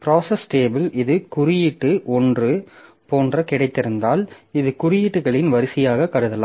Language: Tamil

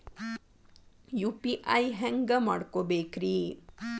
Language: Kannada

